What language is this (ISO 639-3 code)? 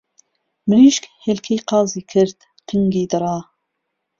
ckb